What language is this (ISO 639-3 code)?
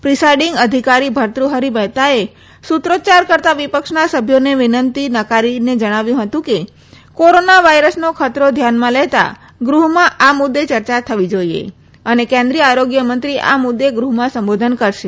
guj